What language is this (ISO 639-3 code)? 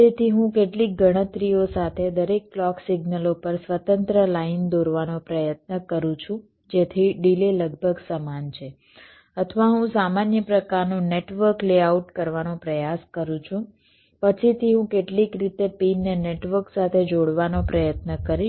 guj